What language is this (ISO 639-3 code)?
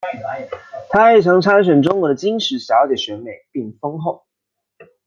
zho